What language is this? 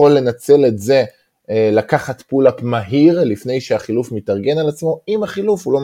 Hebrew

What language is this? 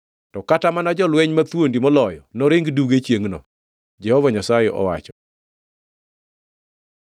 Luo (Kenya and Tanzania)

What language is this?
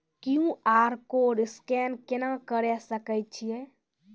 Maithili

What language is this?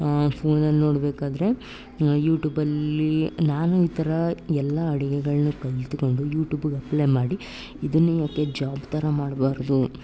Kannada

